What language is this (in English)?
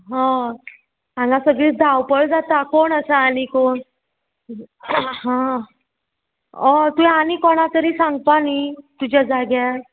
Konkani